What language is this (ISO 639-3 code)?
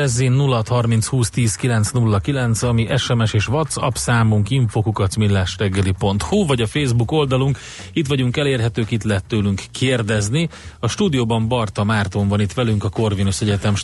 hun